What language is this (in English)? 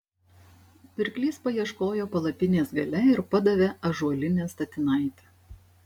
Lithuanian